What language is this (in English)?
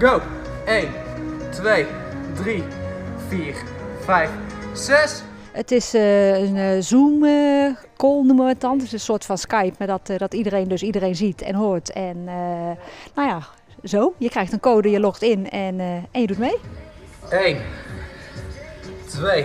Dutch